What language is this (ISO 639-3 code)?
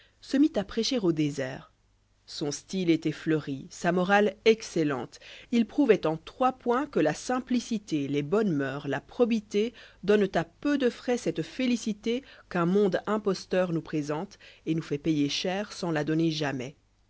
fra